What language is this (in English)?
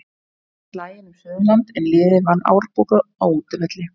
Icelandic